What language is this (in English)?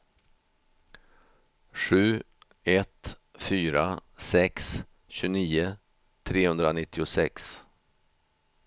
Swedish